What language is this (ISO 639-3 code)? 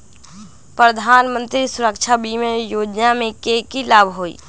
mag